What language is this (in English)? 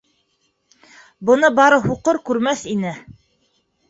Bashkir